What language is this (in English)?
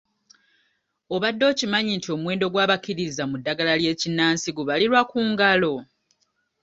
Ganda